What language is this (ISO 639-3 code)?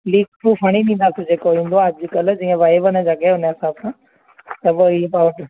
snd